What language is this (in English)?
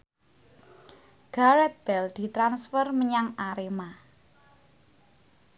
Javanese